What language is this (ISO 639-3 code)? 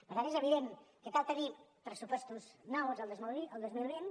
cat